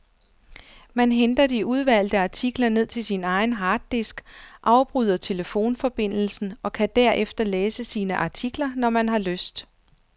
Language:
Danish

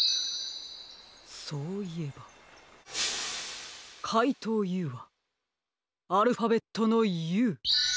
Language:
Japanese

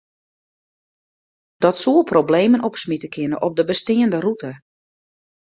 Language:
Western Frisian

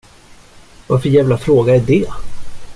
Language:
Swedish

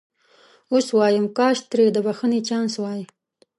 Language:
Pashto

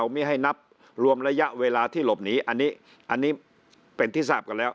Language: Thai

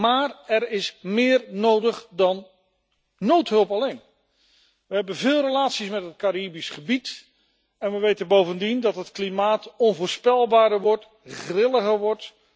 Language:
Dutch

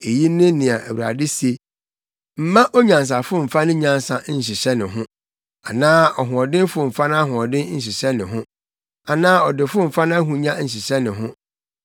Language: Akan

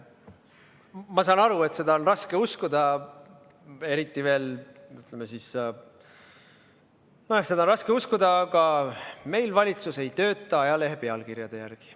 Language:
Estonian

